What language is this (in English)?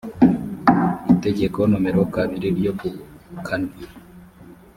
Kinyarwanda